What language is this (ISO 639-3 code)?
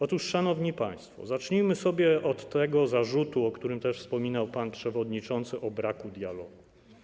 pol